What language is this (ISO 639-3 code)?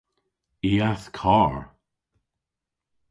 cor